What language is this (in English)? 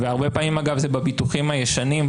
Hebrew